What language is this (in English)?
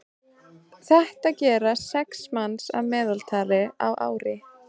Icelandic